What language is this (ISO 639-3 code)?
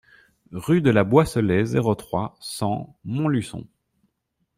fra